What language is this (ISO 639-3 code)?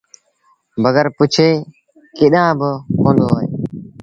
sbn